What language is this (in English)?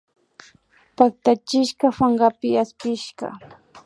Imbabura Highland Quichua